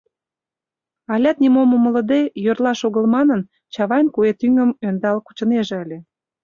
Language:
Mari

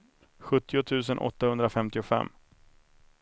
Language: Swedish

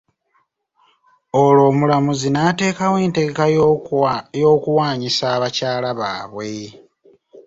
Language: Ganda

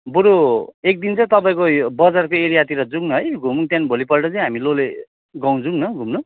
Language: Nepali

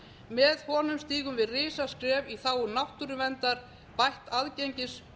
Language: Icelandic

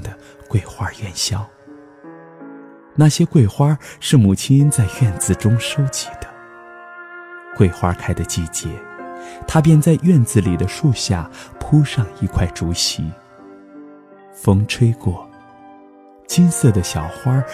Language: Chinese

